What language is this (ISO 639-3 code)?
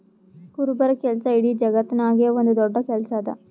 kan